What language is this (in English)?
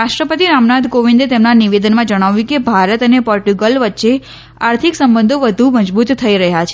Gujarati